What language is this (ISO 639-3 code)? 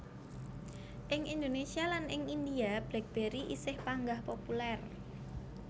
jav